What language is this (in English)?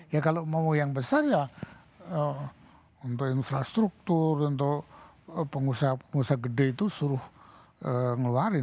Indonesian